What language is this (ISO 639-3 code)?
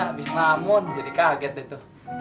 ind